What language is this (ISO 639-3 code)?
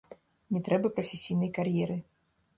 bel